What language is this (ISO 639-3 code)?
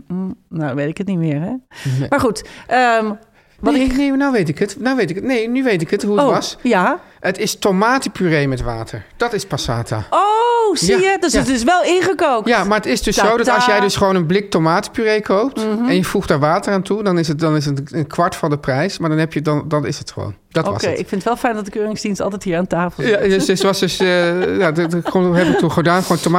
nld